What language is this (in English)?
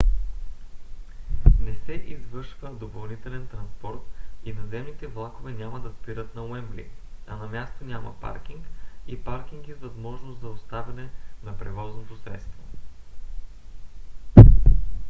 Bulgarian